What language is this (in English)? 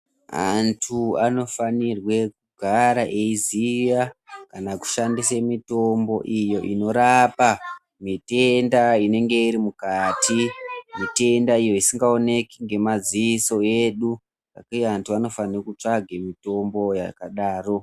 Ndau